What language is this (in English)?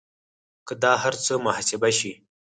Pashto